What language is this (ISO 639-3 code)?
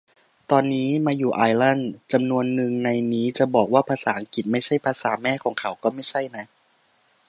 tha